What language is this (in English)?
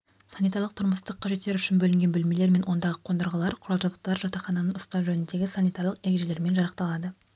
Kazakh